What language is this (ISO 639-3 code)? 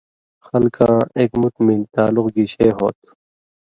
mvy